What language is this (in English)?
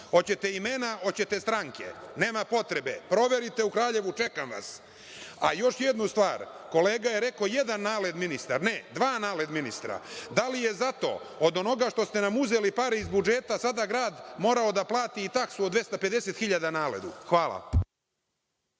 Serbian